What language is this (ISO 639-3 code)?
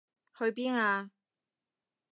yue